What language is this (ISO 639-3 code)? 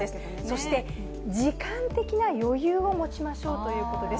jpn